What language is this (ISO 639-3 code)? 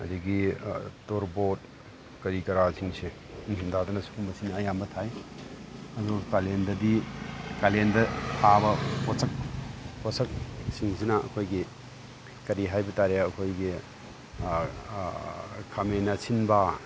mni